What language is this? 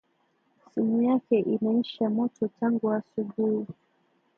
Swahili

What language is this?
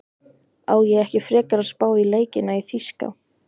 Icelandic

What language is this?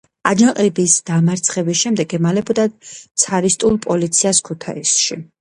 Georgian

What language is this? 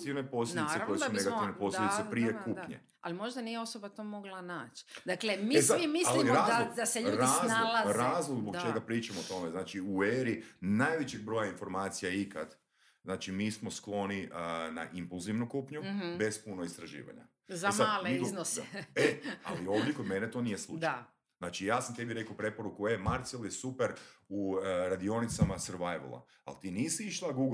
Croatian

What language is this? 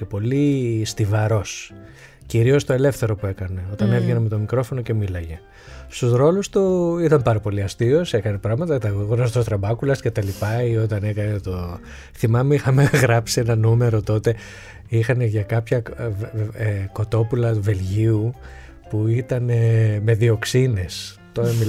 Greek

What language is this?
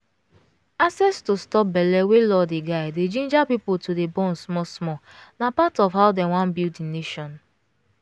Nigerian Pidgin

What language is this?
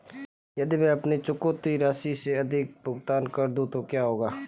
Hindi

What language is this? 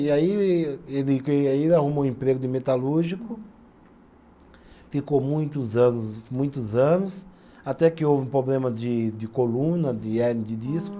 Portuguese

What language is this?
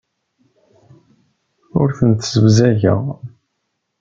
Kabyle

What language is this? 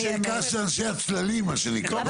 Hebrew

